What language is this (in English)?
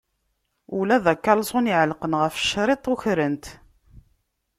Kabyle